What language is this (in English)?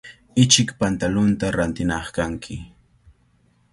Cajatambo North Lima Quechua